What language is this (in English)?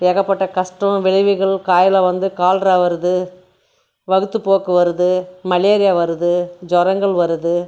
Tamil